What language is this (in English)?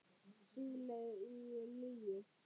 Icelandic